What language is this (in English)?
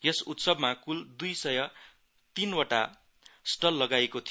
Nepali